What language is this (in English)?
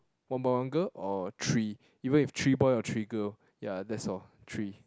English